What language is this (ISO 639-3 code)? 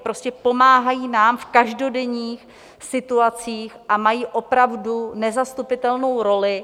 ces